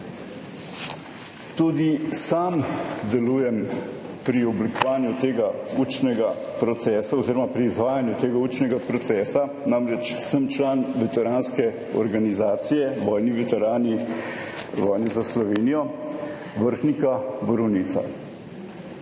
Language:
Slovenian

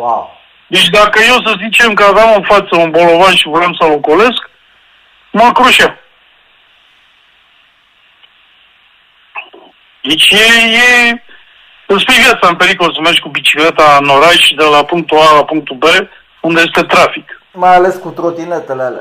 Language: Romanian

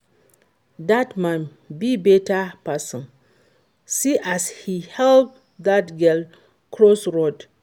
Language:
Nigerian Pidgin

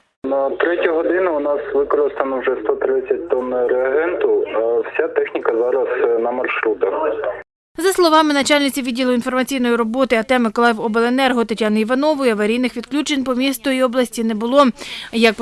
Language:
Ukrainian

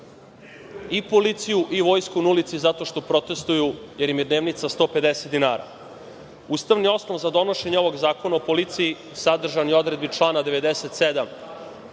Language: Serbian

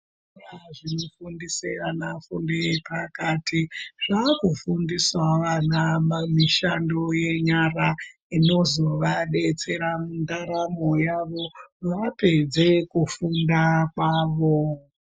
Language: Ndau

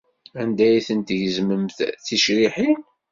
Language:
Kabyle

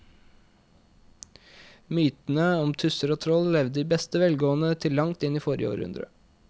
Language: Norwegian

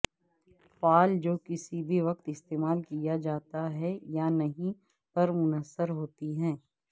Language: Urdu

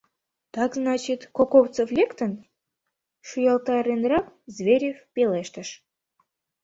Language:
Mari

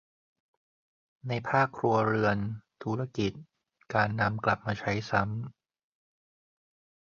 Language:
Thai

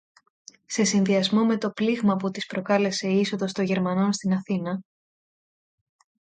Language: Greek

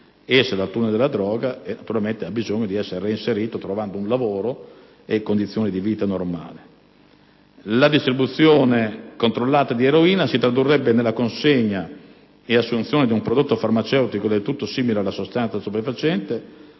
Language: Italian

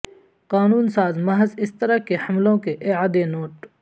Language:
Urdu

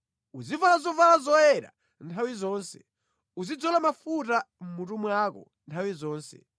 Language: Nyanja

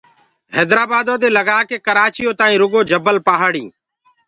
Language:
Gurgula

